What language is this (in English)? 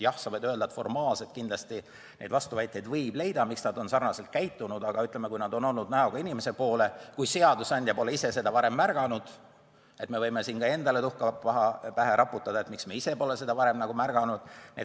Estonian